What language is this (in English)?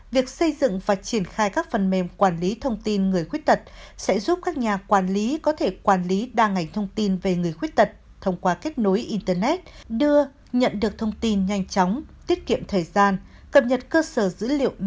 Vietnamese